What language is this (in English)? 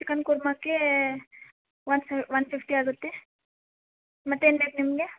Kannada